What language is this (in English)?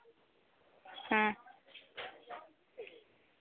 Santali